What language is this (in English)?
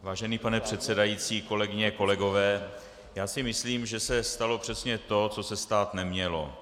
Czech